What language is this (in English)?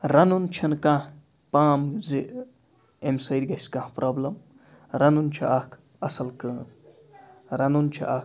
Kashmiri